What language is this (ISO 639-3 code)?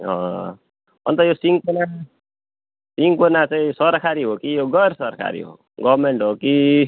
nep